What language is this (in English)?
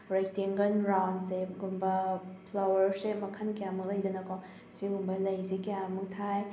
Manipuri